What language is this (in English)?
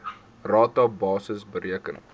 Afrikaans